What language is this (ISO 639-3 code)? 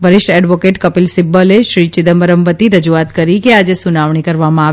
guj